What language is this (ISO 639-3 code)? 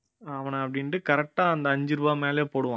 tam